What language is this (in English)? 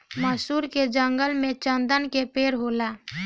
Bhojpuri